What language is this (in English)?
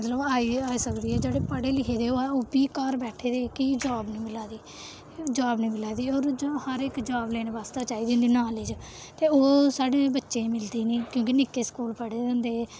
Dogri